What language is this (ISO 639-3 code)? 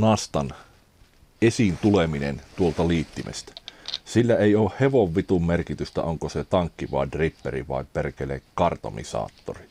fin